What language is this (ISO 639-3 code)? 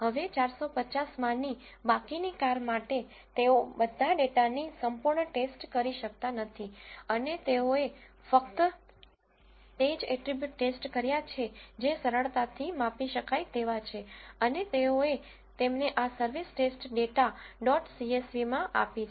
guj